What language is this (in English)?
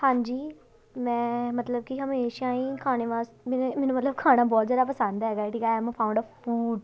Punjabi